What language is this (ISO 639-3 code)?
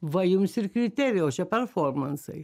lit